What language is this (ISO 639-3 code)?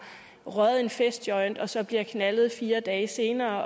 dan